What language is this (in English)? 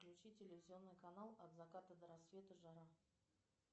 Russian